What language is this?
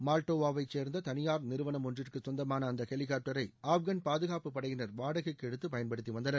Tamil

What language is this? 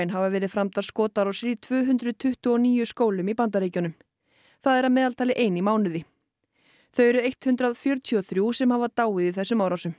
Icelandic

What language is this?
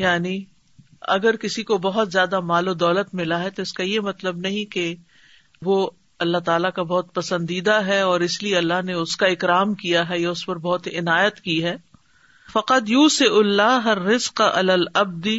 Urdu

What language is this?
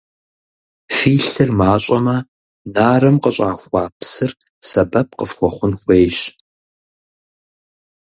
Kabardian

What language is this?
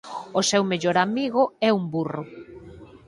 Galician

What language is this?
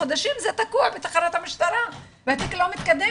Hebrew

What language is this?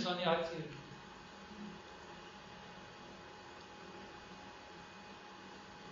Spanish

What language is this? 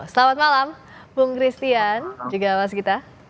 Indonesian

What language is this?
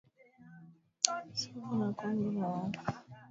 Swahili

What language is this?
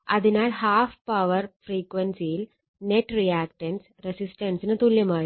Malayalam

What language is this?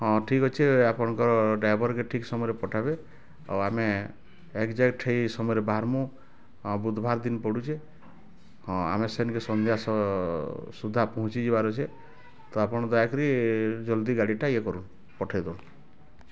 Odia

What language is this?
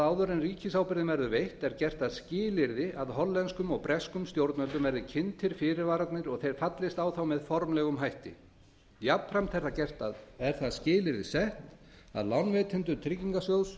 Icelandic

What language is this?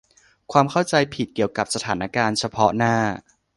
Thai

